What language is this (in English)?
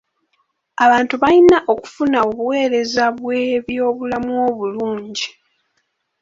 Ganda